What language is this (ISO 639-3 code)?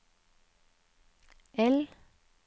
nor